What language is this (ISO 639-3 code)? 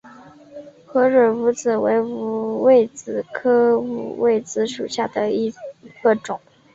zho